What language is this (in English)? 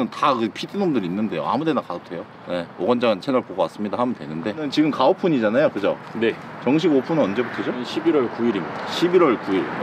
Korean